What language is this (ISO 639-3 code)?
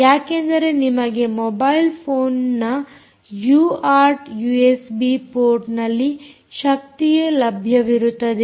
kan